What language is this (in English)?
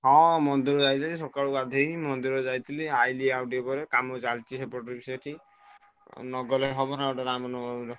Odia